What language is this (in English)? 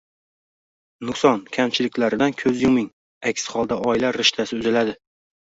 Uzbek